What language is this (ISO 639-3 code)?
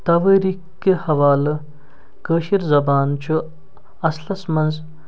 kas